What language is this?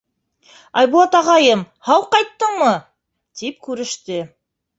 Bashkir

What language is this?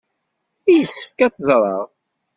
Kabyle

